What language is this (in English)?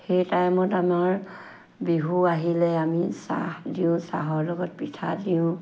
Assamese